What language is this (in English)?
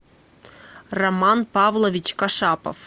Russian